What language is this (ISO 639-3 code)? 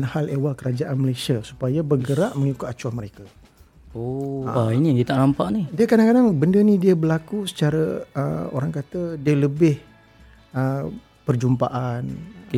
msa